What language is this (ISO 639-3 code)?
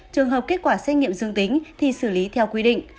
vie